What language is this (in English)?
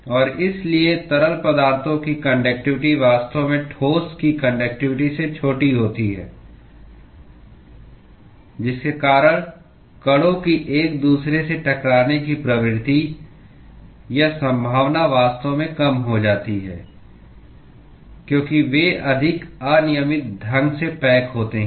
Hindi